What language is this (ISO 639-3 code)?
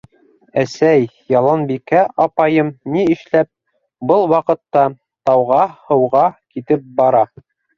bak